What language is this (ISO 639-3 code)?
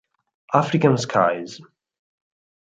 ita